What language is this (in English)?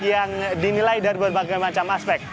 Indonesian